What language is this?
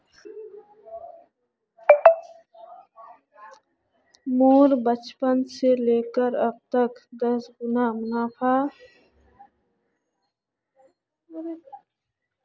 Magahi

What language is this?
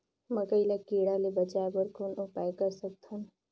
Chhattisgarhi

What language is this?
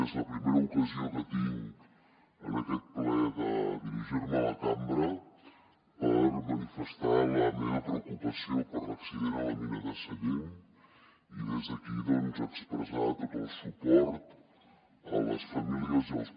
Catalan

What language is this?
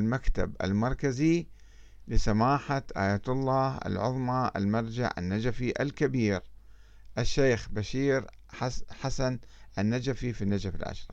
Arabic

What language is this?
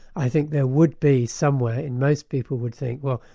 English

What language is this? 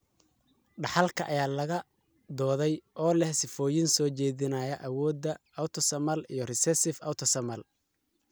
Somali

